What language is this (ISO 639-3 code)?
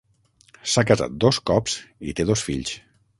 cat